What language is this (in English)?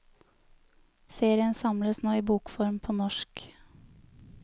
Norwegian